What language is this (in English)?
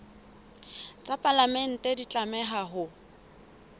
Southern Sotho